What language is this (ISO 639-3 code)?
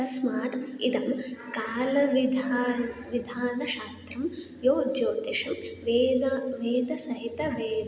san